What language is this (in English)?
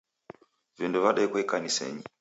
Taita